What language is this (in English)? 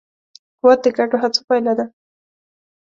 Pashto